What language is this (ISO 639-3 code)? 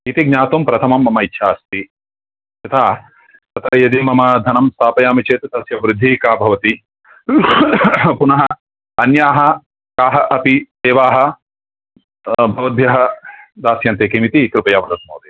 san